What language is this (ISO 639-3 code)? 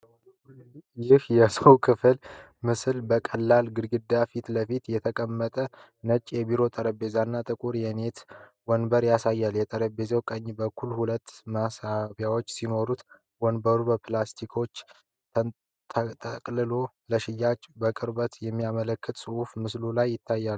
amh